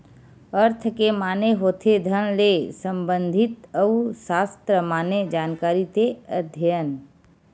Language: Chhattisgarhi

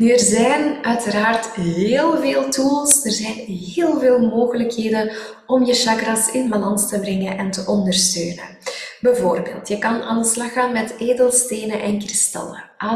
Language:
Dutch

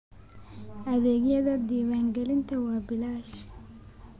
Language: Somali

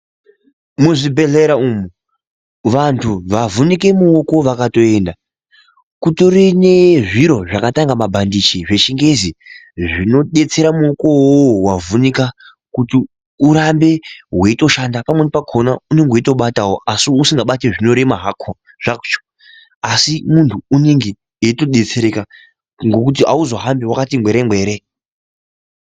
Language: Ndau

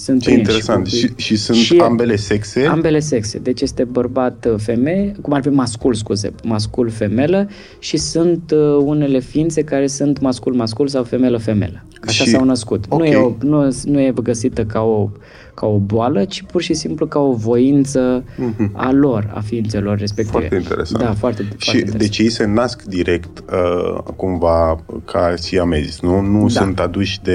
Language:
Romanian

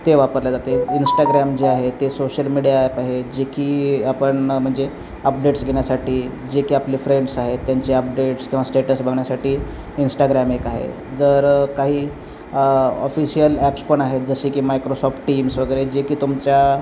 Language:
Marathi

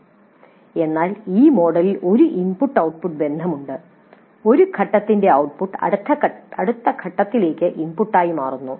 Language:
Malayalam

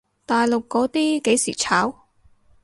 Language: Cantonese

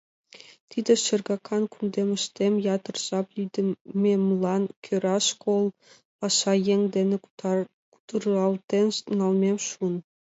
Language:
Mari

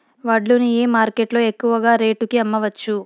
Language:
Telugu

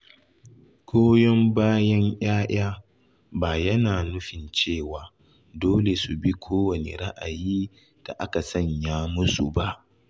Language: Hausa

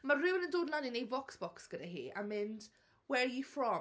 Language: Welsh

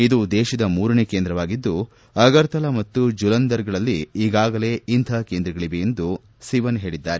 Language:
Kannada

